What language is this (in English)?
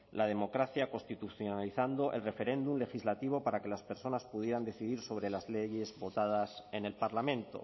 Spanish